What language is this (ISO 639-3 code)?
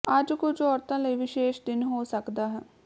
pan